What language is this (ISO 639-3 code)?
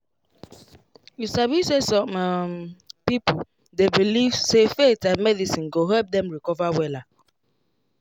pcm